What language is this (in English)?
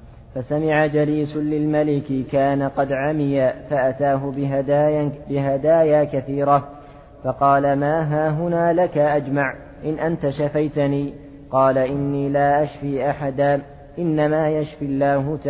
Arabic